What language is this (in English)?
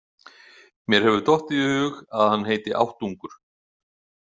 Icelandic